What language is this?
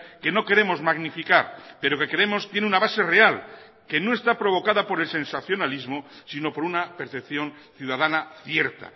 Spanish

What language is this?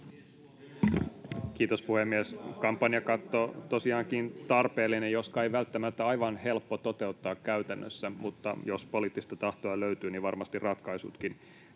Finnish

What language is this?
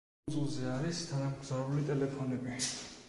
Georgian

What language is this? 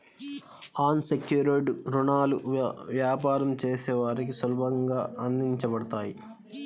Telugu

